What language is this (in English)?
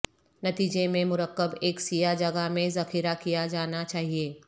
Urdu